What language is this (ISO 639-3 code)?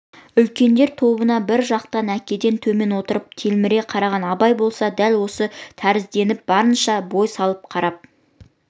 kaz